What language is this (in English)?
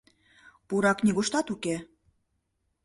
Mari